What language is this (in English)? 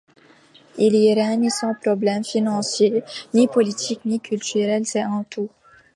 French